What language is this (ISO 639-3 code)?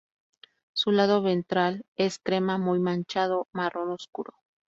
spa